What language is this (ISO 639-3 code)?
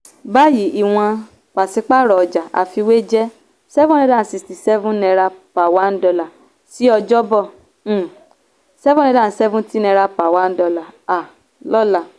yor